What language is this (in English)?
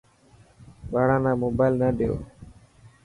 Dhatki